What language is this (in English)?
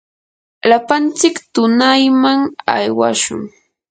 Yanahuanca Pasco Quechua